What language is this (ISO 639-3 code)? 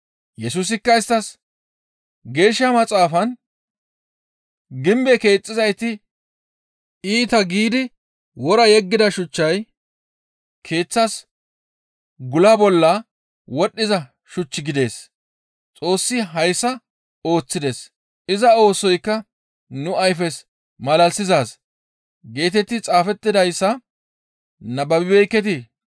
gmv